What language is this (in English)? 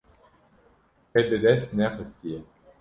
Kurdish